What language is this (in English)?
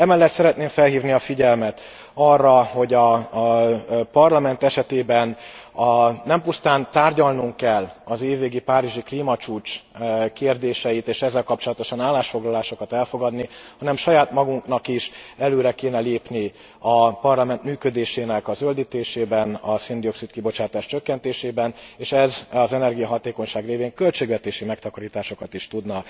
Hungarian